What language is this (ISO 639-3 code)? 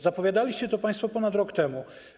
pol